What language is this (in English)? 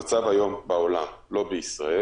Hebrew